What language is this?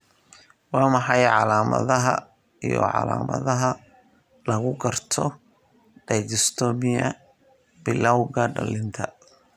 Somali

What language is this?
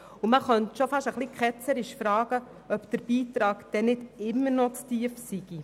Swiss German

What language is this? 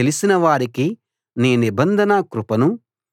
Telugu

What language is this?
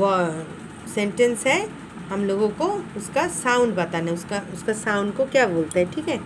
Hindi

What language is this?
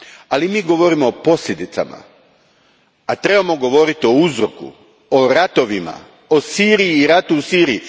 Croatian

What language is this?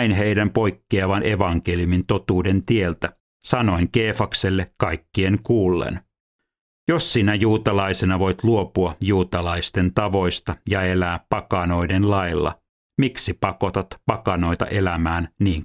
Finnish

